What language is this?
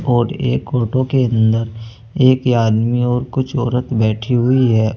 Hindi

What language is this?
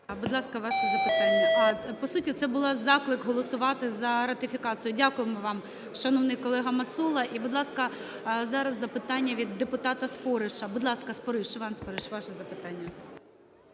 Ukrainian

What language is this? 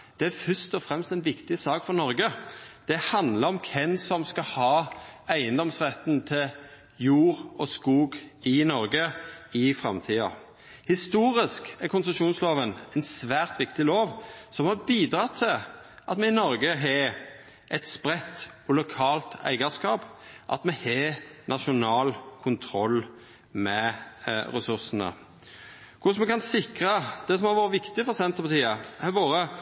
Norwegian Nynorsk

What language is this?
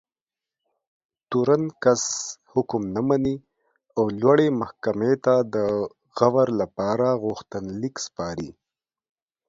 Pashto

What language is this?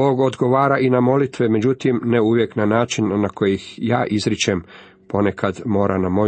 Croatian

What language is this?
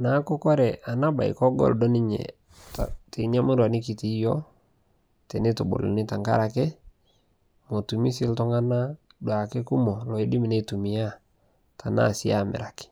Masai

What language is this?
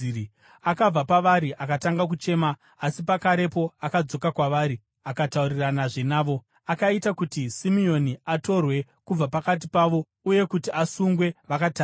Shona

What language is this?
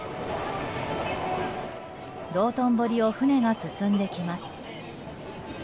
Japanese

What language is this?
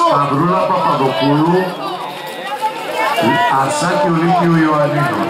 Greek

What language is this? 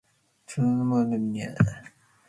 Matsés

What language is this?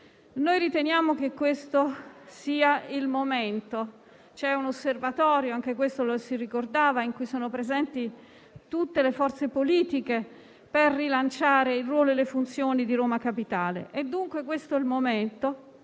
Italian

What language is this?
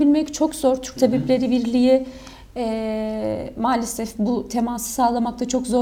Turkish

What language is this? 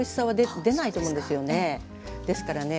Japanese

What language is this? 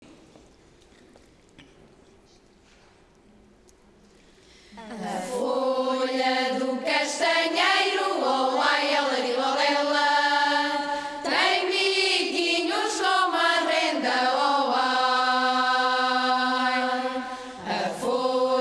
Portuguese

